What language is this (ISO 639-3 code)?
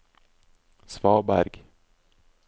nor